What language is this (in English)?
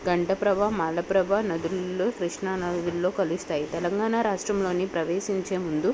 Telugu